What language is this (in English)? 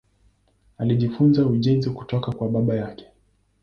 Swahili